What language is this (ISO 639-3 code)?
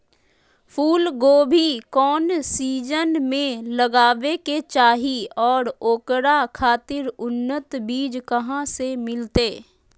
mag